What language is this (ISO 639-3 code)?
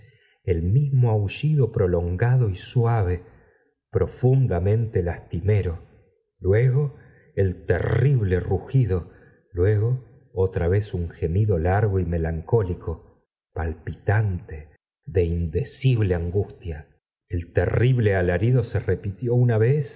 spa